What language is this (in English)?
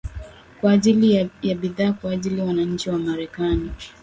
Swahili